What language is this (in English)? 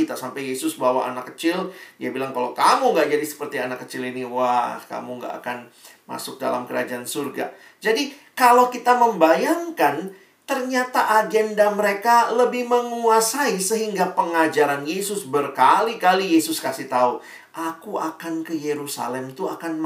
Indonesian